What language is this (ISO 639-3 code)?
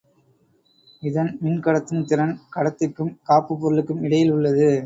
tam